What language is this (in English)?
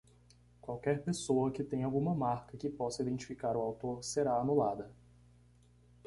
Portuguese